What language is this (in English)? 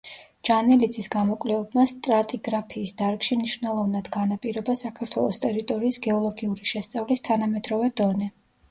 Georgian